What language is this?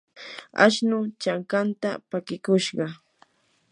Yanahuanca Pasco Quechua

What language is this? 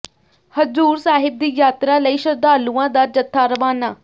Punjabi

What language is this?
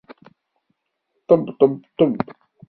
Kabyle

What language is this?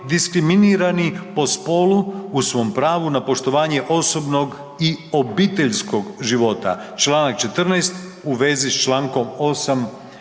Croatian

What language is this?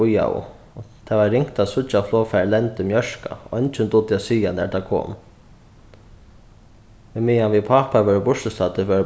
Faroese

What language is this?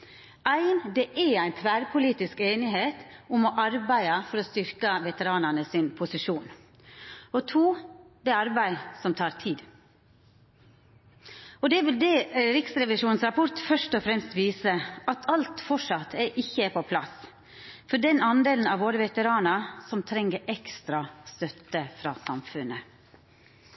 Norwegian Nynorsk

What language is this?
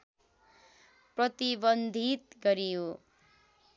Nepali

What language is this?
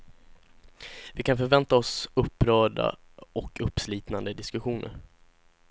Swedish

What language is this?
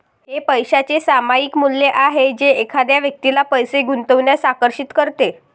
Marathi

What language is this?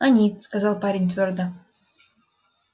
Russian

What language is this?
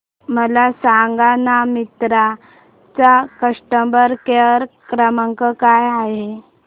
Marathi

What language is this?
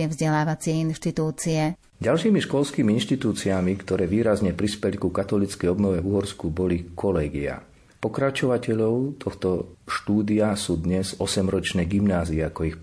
Slovak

